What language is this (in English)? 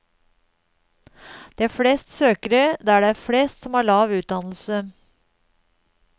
Norwegian